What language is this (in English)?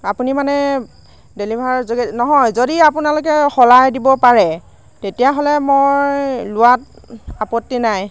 Assamese